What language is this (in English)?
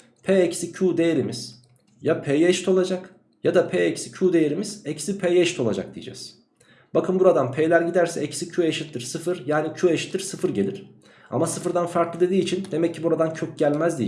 Turkish